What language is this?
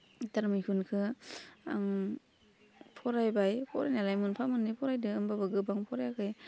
Bodo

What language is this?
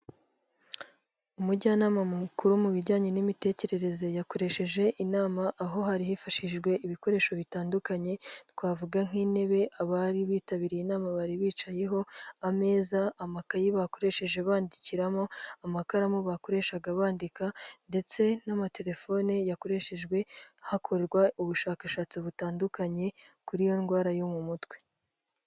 Kinyarwanda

